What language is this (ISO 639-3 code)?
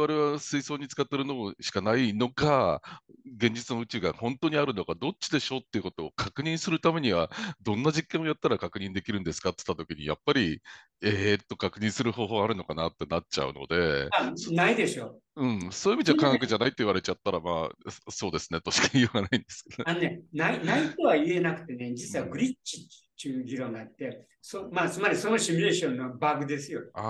jpn